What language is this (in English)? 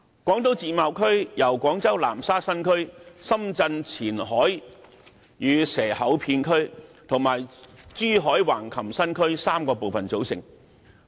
Cantonese